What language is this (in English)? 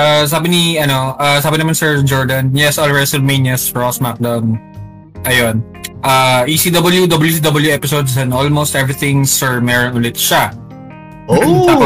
Filipino